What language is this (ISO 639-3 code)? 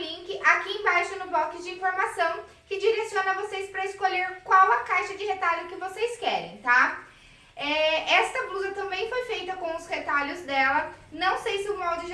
por